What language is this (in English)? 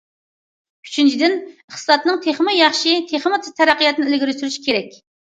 Uyghur